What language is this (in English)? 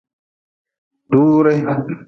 Nawdm